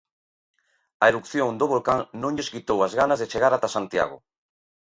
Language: Galician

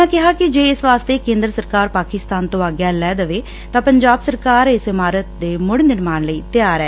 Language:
Punjabi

